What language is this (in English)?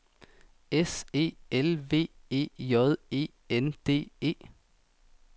Danish